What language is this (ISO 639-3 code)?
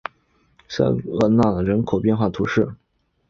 zho